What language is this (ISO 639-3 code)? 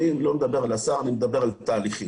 heb